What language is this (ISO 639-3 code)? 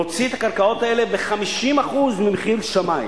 heb